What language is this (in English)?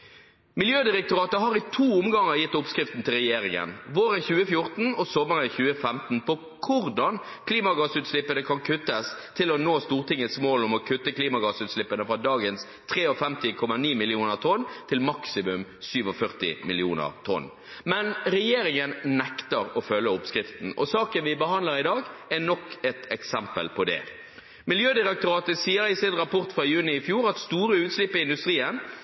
Norwegian Bokmål